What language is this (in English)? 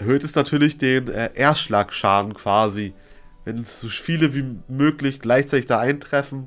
German